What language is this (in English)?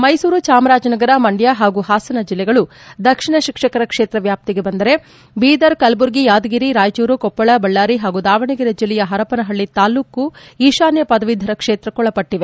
Kannada